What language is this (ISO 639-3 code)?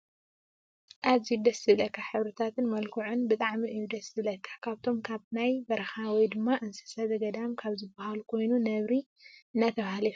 tir